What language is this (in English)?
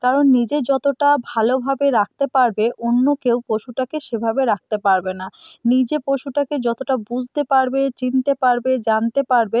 Bangla